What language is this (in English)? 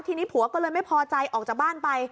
Thai